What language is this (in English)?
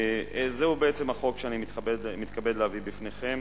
Hebrew